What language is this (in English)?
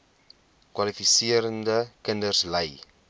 Afrikaans